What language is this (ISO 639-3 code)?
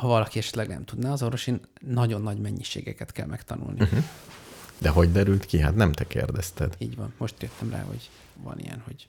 hun